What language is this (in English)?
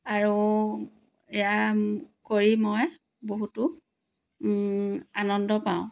Assamese